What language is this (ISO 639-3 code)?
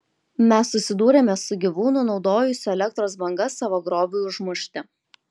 lit